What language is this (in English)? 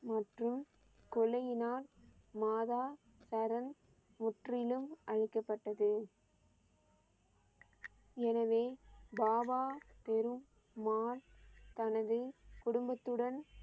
Tamil